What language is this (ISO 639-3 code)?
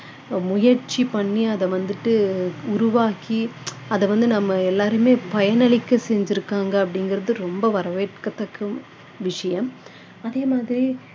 tam